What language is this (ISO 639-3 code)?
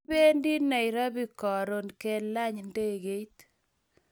kln